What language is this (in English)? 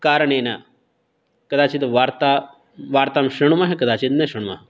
Sanskrit